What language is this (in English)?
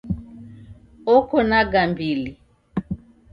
Taita